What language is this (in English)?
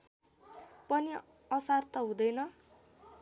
Nepali